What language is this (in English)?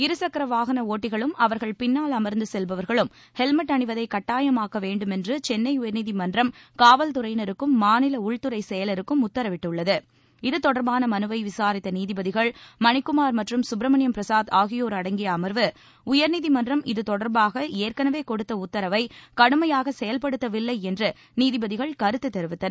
Tamil